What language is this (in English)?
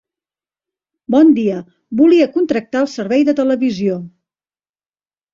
Catalan